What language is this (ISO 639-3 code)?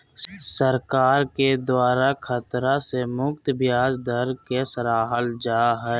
mag